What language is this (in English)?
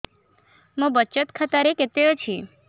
Odia